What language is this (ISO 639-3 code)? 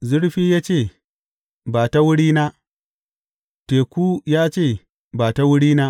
hau